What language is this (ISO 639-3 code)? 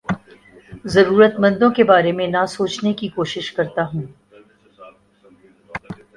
urd